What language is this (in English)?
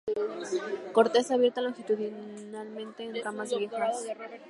Spanish